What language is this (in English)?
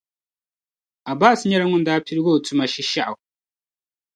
Dagbani